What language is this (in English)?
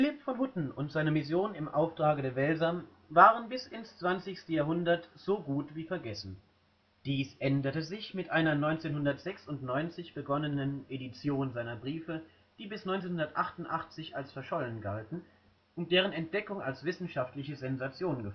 German